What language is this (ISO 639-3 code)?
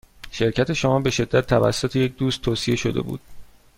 fas